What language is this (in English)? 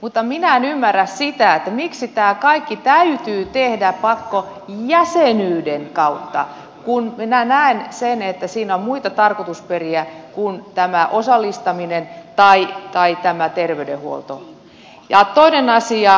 Finnish